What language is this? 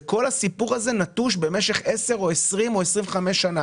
Hebrew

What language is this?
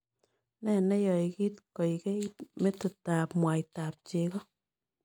Kalenjin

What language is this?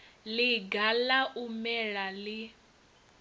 Venda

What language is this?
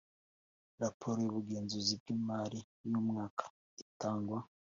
Kinyarwanda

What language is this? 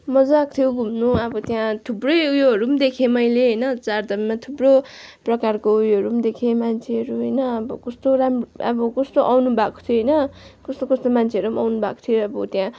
Nepali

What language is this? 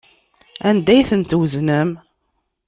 Kabyle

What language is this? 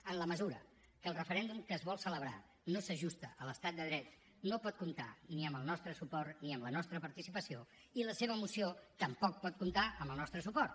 Catalan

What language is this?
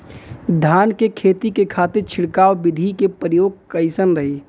Bhojpuri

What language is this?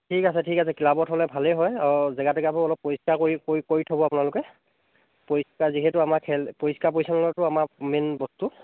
Assamese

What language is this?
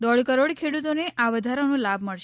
Gujarati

